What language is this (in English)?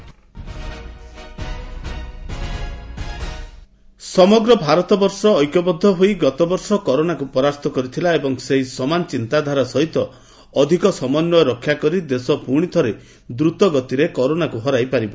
Odia